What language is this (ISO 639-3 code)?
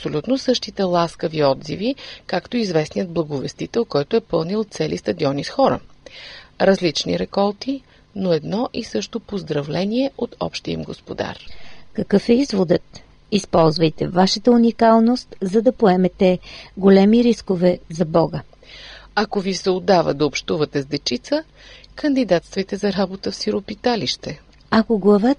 bul